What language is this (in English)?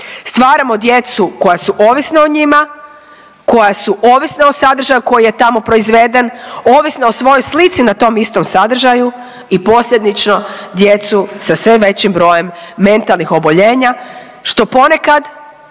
Croatian